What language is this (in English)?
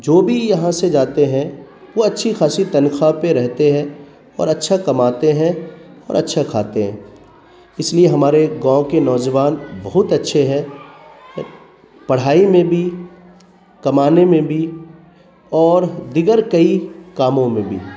Urdu